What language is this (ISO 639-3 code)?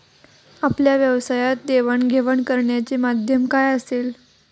mar